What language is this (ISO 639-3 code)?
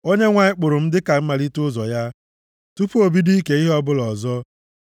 ibo